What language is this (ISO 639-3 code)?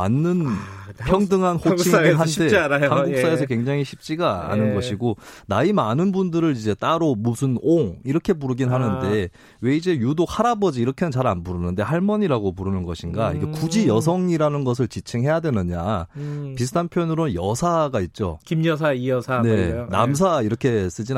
kor